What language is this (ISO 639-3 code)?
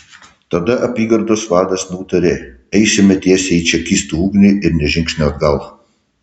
lit